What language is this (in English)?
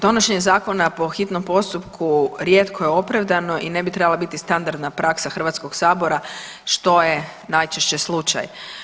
Croatian